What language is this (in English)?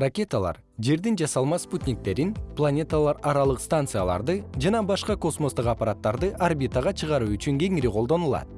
Kyrgyz